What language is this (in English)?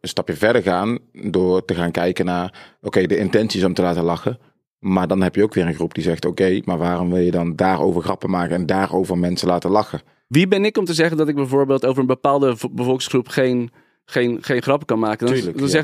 Dutch